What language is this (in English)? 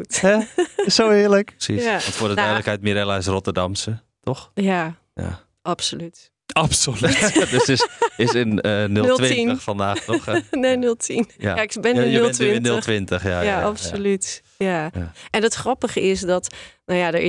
Dutch